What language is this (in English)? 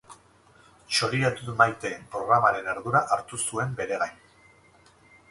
Basque